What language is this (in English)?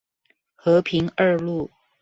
Chinese